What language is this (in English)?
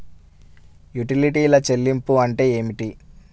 Telugu